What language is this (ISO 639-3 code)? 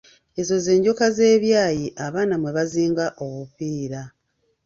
lug